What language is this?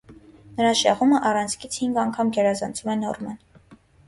Armenian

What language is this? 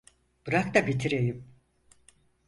Turkish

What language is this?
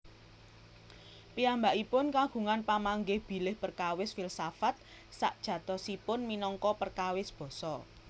Javanese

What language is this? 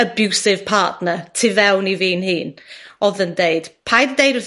Welsh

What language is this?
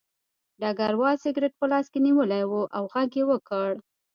Pashto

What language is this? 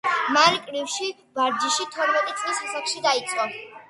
Georgian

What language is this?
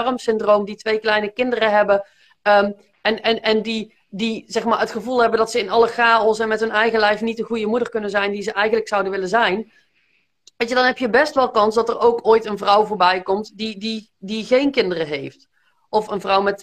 Dutch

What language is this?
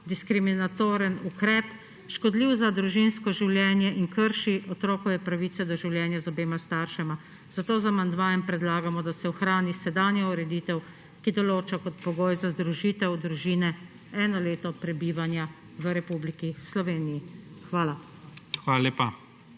Slovenian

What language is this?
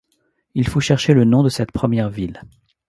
French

